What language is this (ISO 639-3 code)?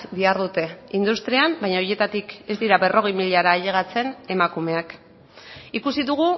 eus